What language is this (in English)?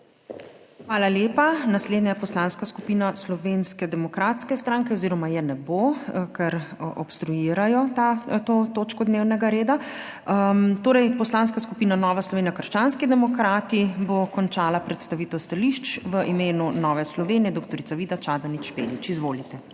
Slovenian